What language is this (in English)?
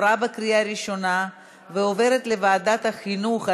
Hebrew